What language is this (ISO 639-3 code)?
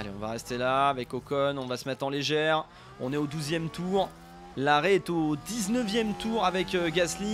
fra